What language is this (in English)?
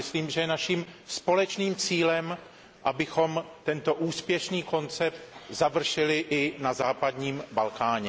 Czech